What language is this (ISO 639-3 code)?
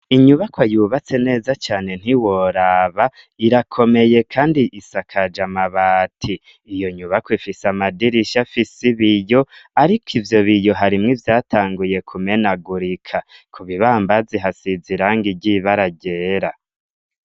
run